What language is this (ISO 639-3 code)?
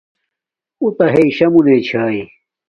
dmk